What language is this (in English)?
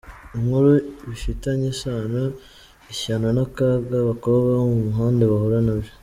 Kinyarwanda